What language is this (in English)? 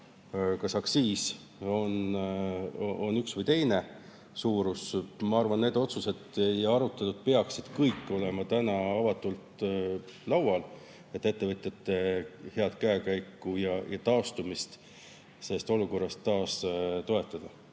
Estonian